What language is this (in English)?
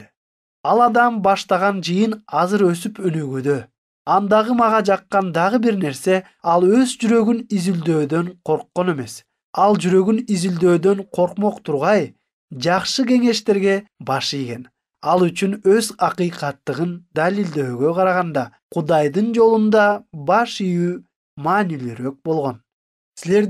Turkish